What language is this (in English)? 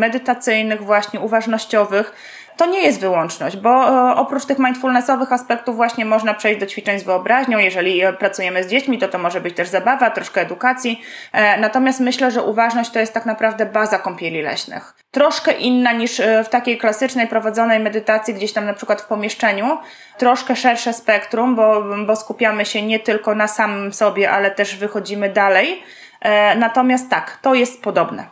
Polish